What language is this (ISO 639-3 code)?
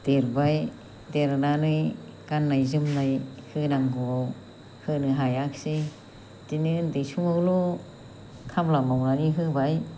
brx